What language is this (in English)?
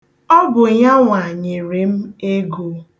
Igbo